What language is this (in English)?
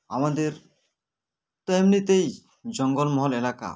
Bangla